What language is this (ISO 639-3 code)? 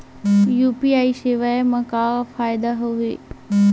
hne